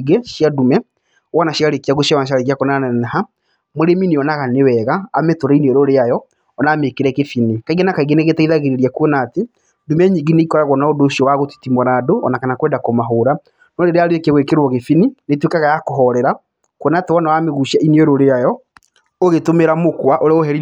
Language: Kikuyu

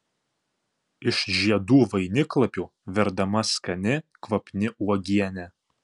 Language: Lithuanian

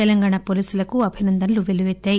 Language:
Telugu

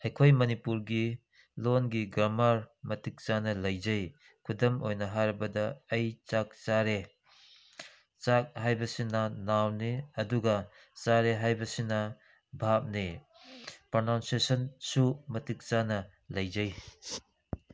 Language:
Manipuri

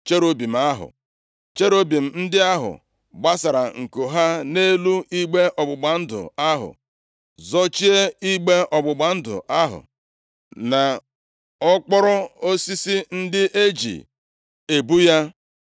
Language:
Igbo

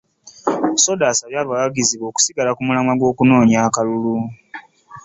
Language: Ganda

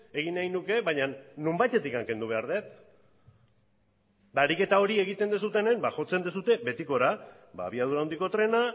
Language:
Basque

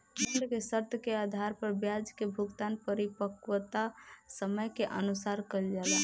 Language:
Bhojpuri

